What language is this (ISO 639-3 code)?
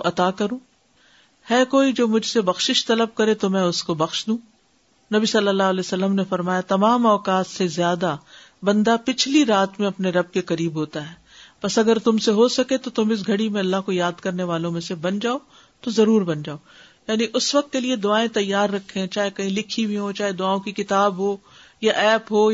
urd